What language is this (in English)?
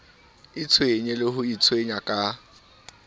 Southern Sotho